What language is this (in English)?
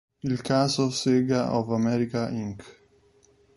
Italian